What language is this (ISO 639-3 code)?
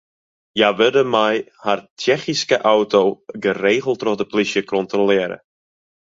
fry